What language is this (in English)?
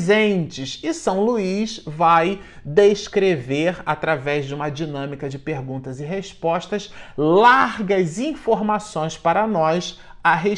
Portuguese